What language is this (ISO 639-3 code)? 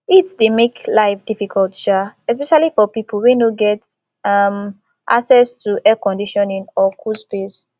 pcm